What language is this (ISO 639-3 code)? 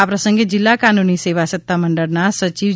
guj